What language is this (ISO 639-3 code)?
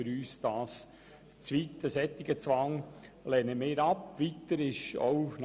gsw